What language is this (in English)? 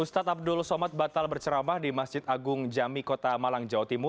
Indonesian